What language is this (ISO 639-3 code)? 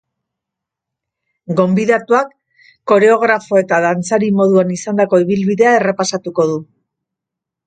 eus